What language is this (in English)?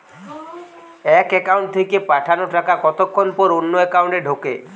Bangla